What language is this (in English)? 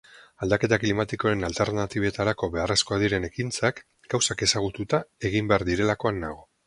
Basque